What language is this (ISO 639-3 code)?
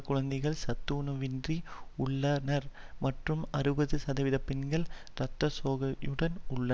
tam